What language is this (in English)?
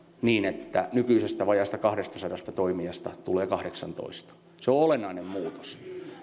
Finnish